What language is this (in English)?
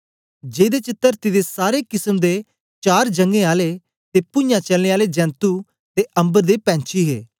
Dogri